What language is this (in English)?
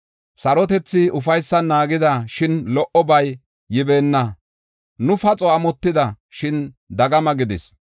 Gofa